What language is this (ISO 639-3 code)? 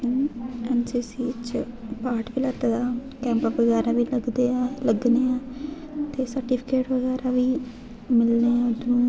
doi